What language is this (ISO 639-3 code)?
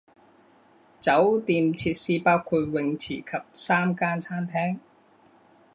zho